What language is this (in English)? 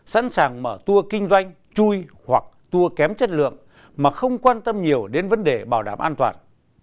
Vietnamese